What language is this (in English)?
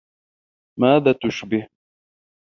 Arabic